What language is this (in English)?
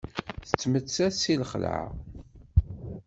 Kabyle